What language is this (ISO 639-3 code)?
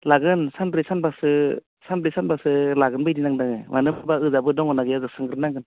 brx